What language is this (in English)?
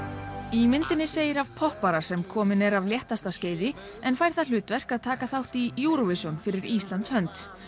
Icelandic